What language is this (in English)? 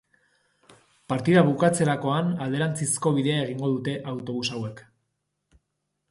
Basque